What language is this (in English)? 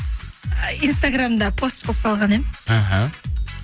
Kazakh